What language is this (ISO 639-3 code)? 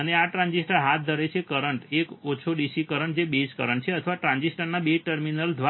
guj